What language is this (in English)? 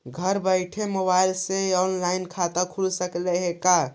Magahi